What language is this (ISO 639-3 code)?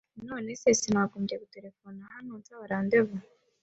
kin